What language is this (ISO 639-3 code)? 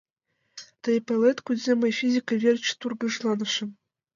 chm